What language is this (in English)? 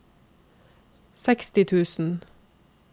Norwegian